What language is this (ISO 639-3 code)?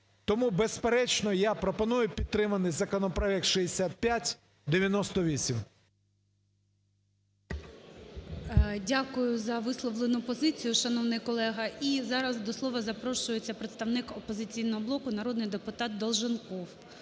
ukr